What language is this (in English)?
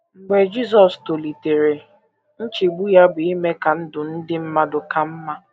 Igbo